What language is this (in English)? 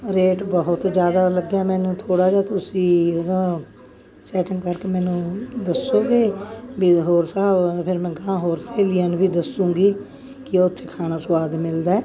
Punjabi